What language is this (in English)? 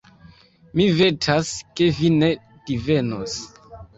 Esperanto